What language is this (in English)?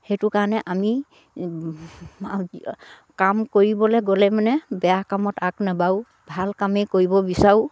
Assamese